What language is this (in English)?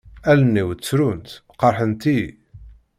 Kabyle